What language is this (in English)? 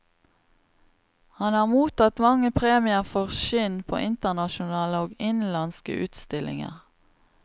Norwegian